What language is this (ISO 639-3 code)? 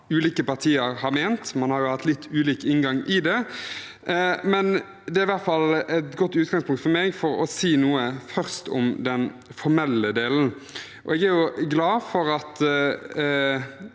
nor